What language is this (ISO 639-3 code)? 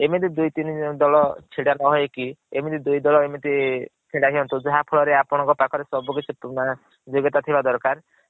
ori